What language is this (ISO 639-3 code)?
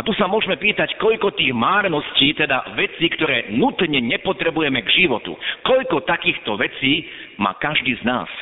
slk